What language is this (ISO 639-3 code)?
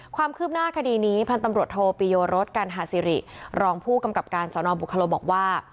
tha